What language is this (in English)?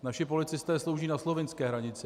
Czech